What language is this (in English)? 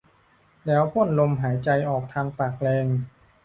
Thai